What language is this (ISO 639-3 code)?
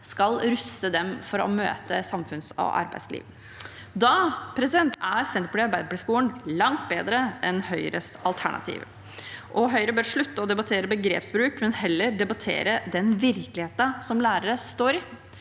nor